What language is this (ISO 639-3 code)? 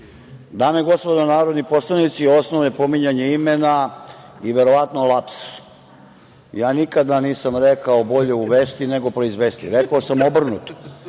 srp